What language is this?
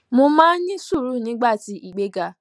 Yoruba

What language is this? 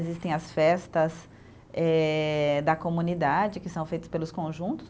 Portuguese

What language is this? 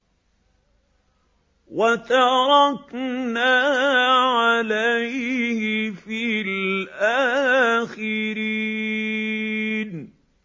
Arabic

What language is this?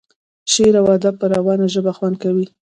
Pashto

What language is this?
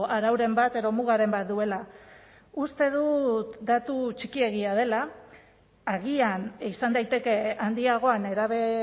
Basque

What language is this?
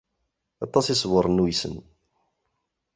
Kabyle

